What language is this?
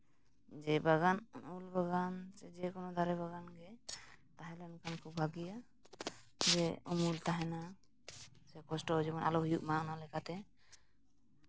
Santali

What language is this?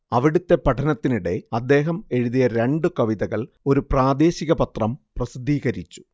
Malayalam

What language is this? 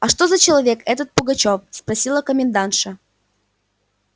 Russian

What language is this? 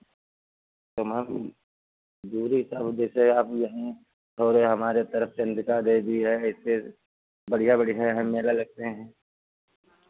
Hindi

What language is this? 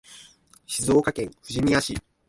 Japanese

